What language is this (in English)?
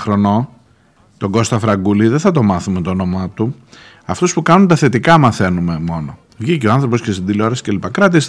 Greek